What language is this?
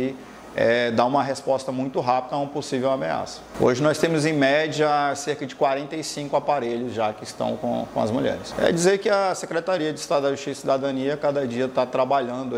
Portuguese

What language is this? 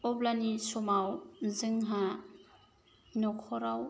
Bodo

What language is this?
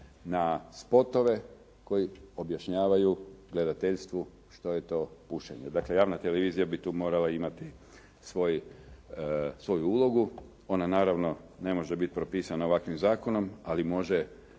Croatian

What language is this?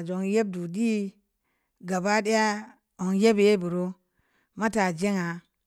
Samba Leko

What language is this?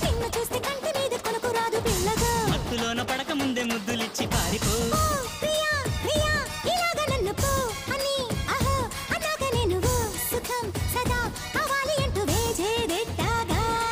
Hindi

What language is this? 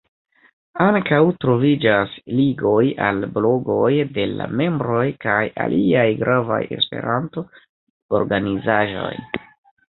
Esperanto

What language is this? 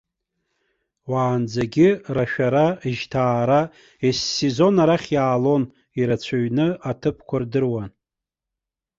Abkhazian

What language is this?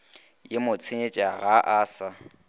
Northern Sotho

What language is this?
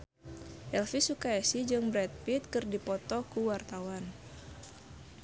Sundanese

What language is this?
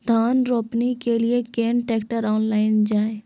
Maithili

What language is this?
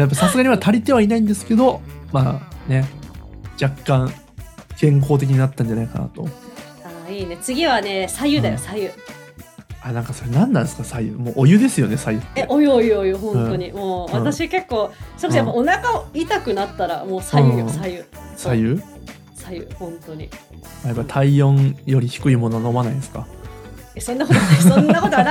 Japanese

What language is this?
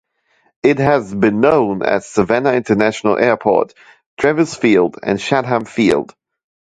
English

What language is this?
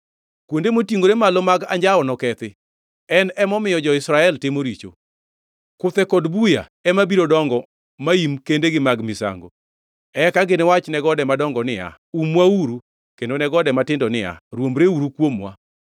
Luo (Kenya and Tanzania)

